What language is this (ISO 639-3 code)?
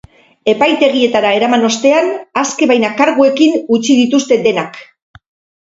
eus